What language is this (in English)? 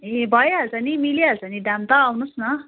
Nepali